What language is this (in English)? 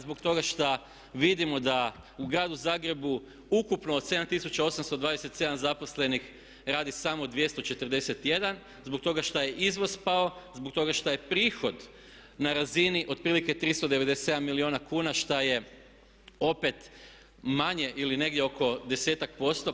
Croatian